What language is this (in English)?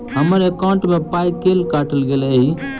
Maithili